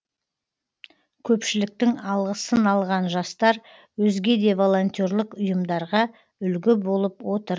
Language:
Kazakh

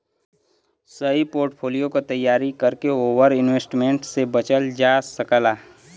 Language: Bhojpuri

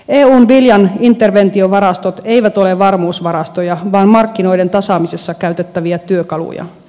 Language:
Finnish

